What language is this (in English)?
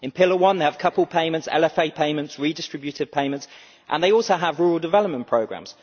English